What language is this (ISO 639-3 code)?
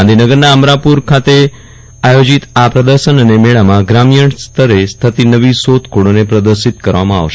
guj